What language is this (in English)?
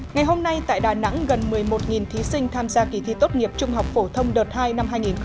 Vietnamese